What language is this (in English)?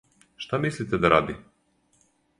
Serbian